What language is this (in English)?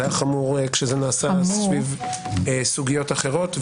Hebrew